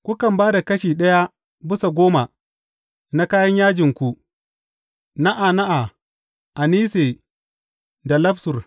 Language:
Hausa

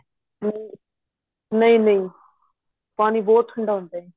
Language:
Punjabi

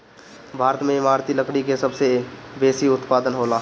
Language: Bhojpuri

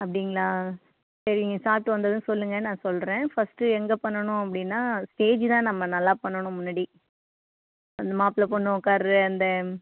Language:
Tamil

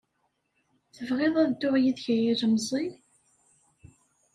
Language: Kabyle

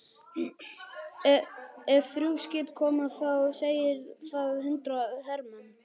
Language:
Icelandic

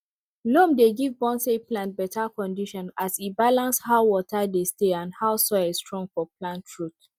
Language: Nigerian Pidgin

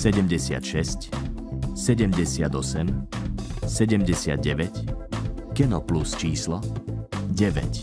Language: Slovak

